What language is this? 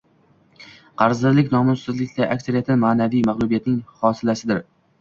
Uzbek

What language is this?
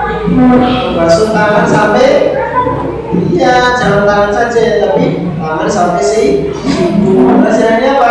Indonesian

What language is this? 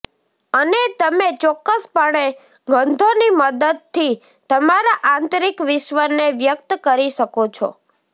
Gujarati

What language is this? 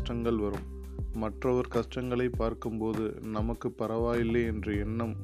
Tamil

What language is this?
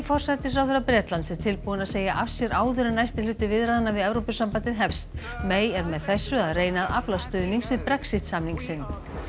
Icelandic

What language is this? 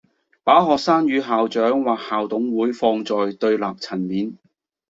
Cantonese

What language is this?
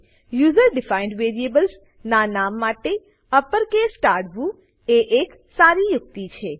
Gujarati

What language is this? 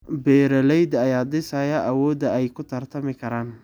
Somali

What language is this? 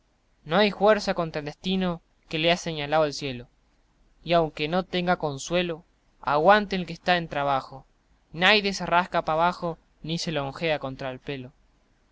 Spanish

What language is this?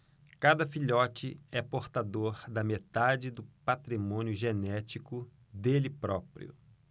Portuguese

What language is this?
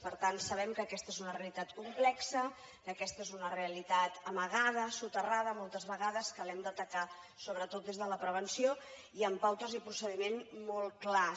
Catalan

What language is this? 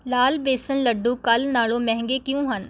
Punjabi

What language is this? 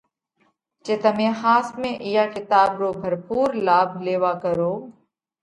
Parkari Koli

